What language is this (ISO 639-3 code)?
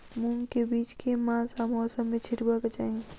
mai